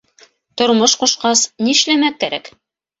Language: Bashkir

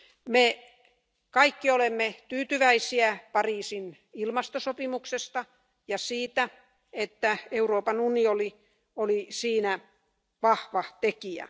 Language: Finnish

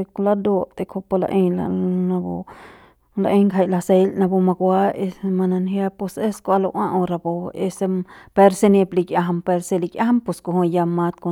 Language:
Central Pame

